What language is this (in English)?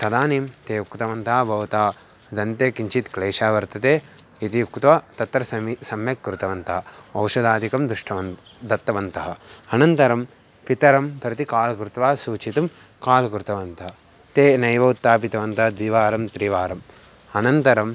Sanskrit